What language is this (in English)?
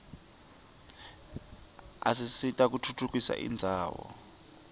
Swati